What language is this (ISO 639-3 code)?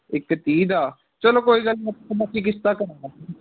pan